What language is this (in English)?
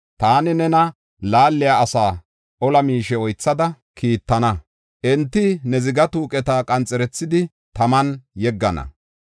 Gofa